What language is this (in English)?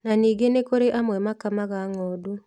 Kikuyu